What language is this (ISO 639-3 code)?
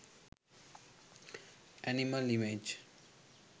sin